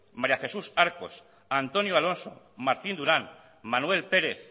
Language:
Basque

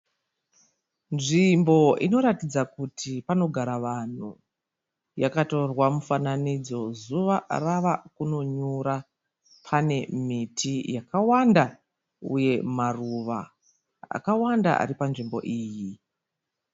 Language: Shona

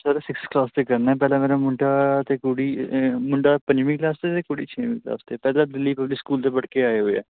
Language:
Punjabi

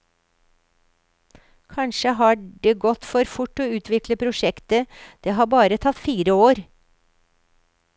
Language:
Norwegian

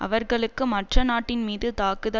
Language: Tamil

